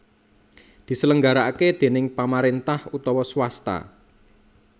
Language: Javanese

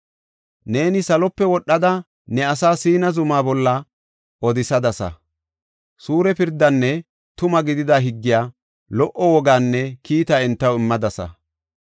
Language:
Gofa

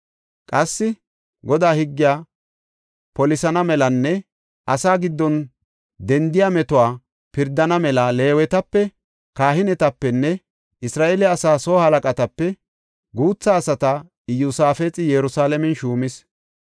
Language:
Gofa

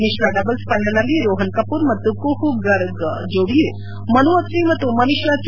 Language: Kannada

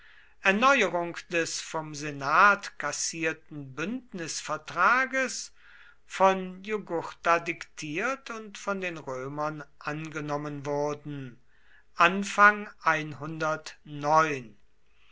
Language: German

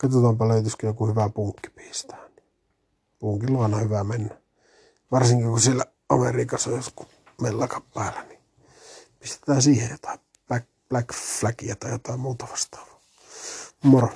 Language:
Finnish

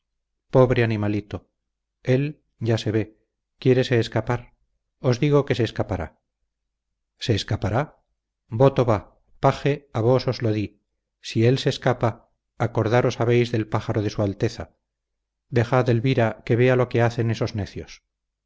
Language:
Spanish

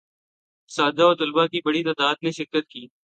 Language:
Urdu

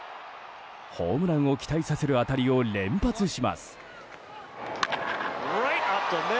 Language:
Japanese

